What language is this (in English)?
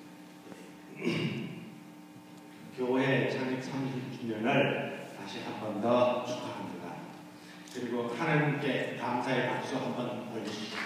Korean